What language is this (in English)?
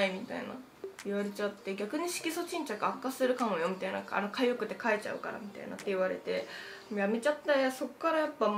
Japanese